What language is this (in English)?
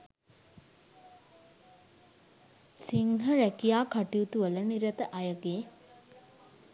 Sinhala